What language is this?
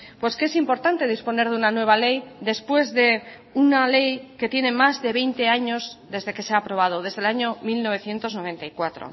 Spanish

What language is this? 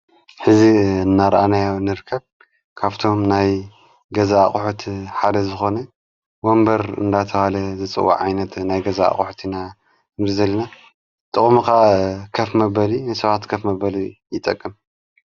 Tigrinya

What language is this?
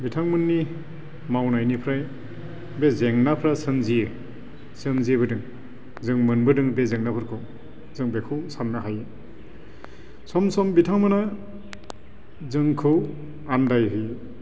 Bodo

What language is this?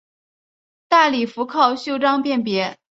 Chinese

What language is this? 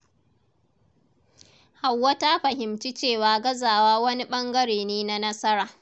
Hausa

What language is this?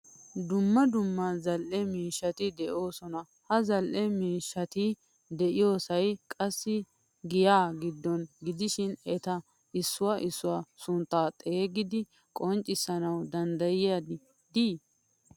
Wolaytta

